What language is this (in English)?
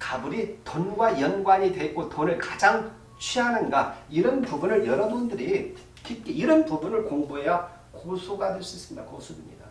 Korean